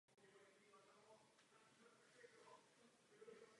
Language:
Czech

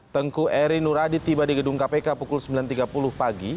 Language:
Indonesian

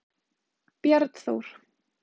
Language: Icelandic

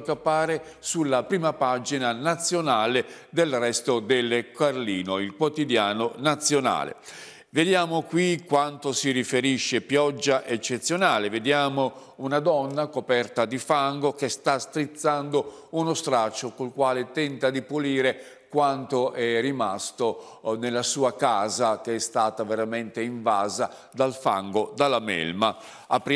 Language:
Italian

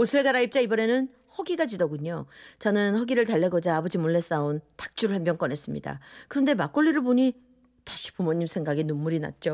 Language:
Korean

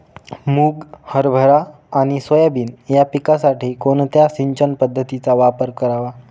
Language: Marathi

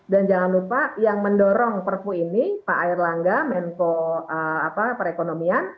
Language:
Indonesian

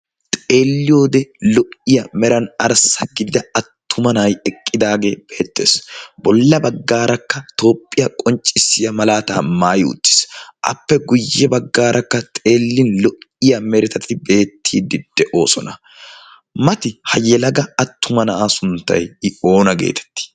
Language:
Wolaytta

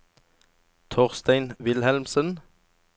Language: Norwegian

